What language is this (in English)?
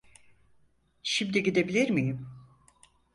Turkish